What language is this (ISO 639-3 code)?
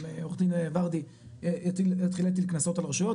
heb